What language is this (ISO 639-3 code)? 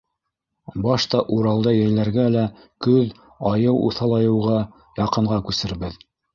bak